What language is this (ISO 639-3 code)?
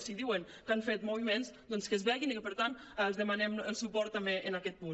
cat